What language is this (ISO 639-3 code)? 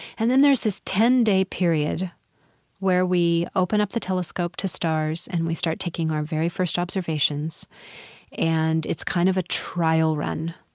eng